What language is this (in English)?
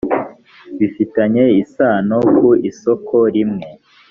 Kinyarwanda